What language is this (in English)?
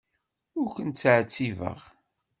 Kabyle